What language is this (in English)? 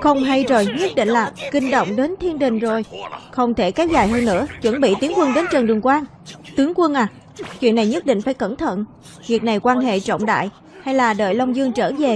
Vietnamese